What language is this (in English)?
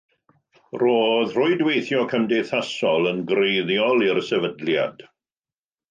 Welsh